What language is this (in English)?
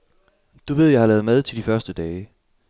Danish